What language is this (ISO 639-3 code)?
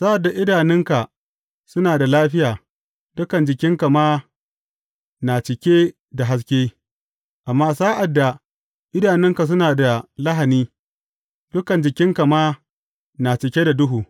hau